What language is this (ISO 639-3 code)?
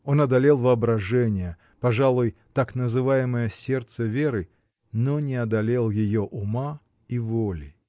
rus